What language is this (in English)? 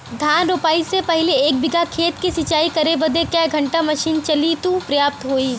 Bhojpuri